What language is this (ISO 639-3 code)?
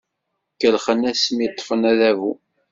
kab